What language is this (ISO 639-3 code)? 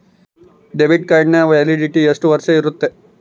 kan